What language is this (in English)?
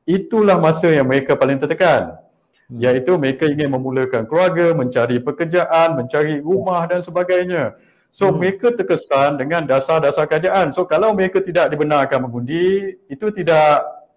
Malay